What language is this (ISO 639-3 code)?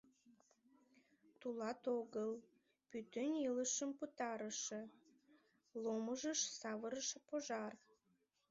chm